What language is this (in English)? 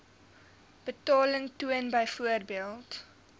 Afrikaans